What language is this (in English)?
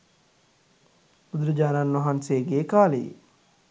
Sinhala